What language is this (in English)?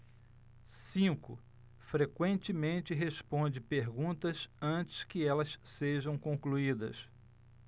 Portuguese